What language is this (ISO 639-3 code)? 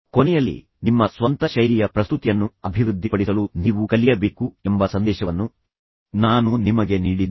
kan